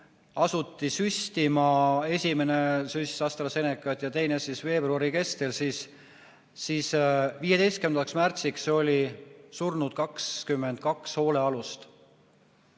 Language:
Estonian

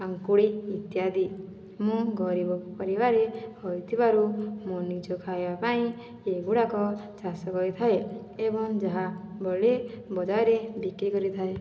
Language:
Odia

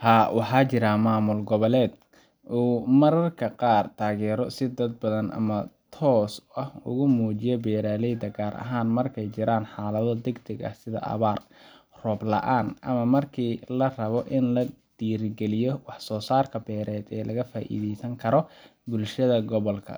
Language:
Somali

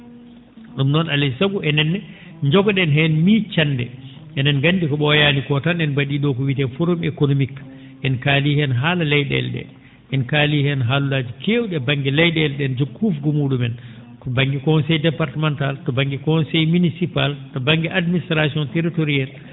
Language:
Fula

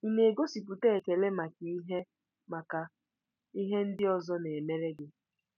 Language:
Igbo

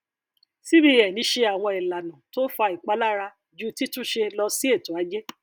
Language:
Yoruba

